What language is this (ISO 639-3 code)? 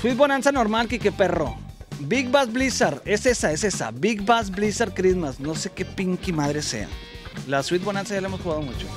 spa